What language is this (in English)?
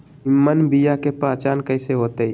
Magahi